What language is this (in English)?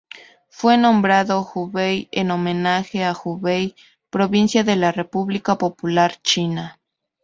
Spanish